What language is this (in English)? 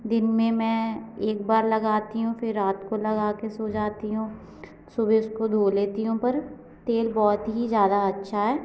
Hindi